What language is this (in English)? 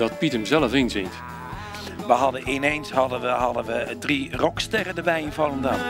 Dutch